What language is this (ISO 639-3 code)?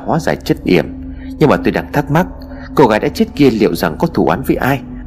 vie